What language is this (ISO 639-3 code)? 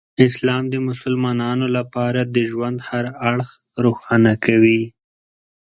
pus